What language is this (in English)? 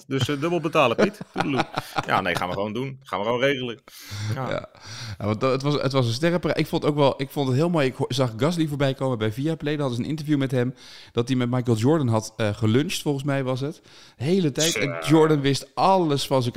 Dutch